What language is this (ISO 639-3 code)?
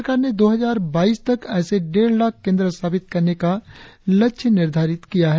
hin